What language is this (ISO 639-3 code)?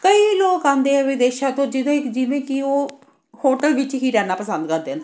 pan